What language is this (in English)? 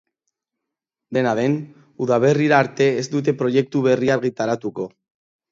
Basque